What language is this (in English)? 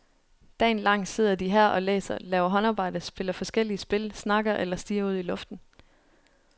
Danish